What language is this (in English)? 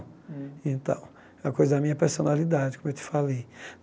Portuguese